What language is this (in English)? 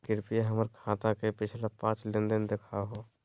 Magahi